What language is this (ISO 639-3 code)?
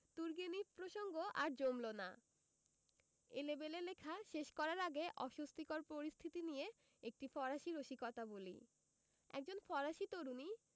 ben